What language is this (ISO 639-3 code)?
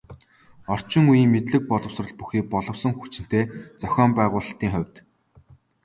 mon